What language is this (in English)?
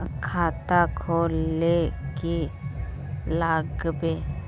Magahi